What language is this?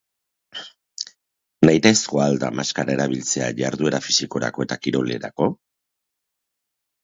Basque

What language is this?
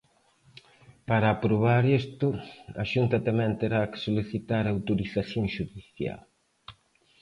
Galician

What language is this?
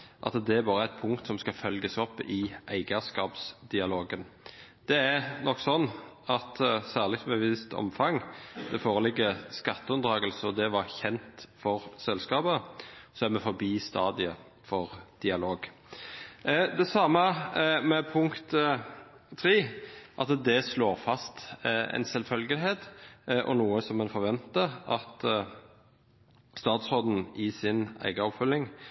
Norwegian Bokmål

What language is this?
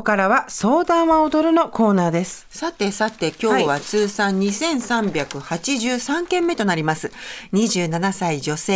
Japanese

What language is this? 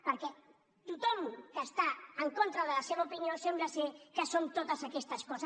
Catalan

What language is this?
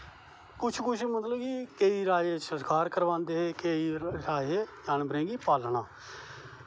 Dogri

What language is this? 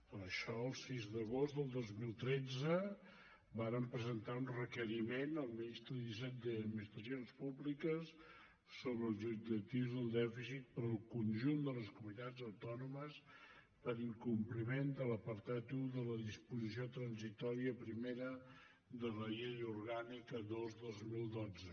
Catalan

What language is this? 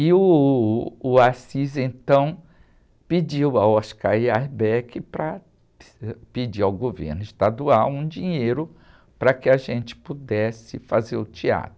Portuguese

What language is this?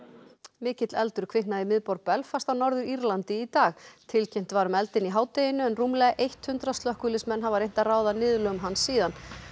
Icelandic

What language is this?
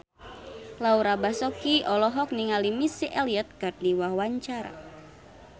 Sundanese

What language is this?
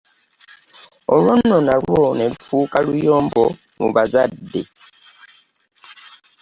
Ganda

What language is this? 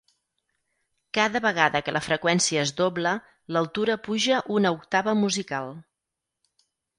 Catalan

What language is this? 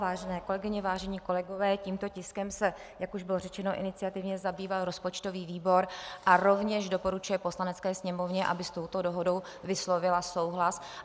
Czech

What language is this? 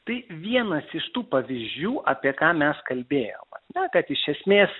Lithuanian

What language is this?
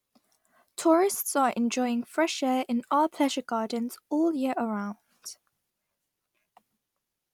English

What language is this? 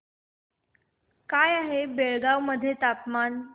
Marathi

